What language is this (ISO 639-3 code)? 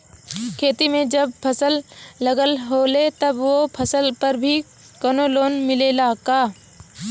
bho